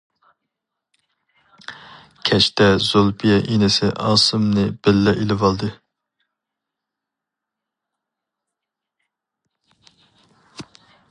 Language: Uyghur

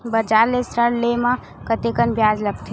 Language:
Chhattisgarhi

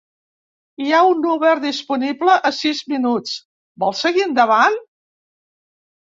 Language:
Catalan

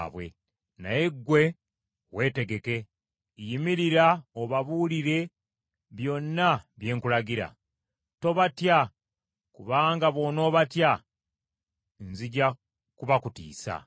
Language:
Ganda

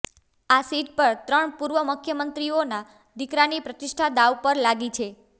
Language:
Gujarati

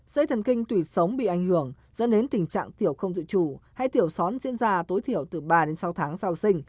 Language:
Vietnamese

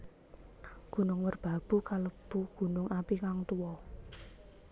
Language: Javanese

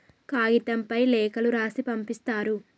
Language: Telugu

